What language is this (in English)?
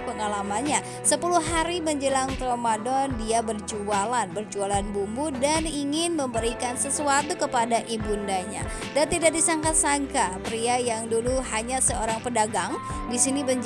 Indonesian